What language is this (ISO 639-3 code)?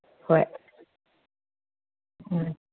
mni